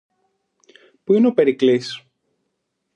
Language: Greek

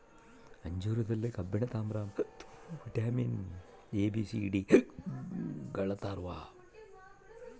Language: Kannada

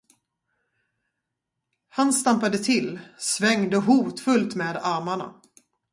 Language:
Swedish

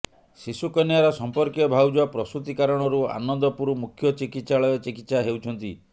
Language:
Odia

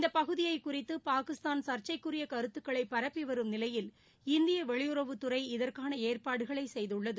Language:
Tamil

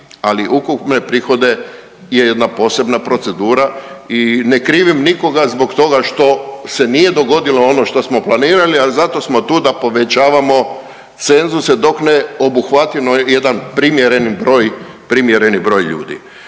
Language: Croatian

